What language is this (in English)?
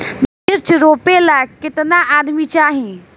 Bhojpuri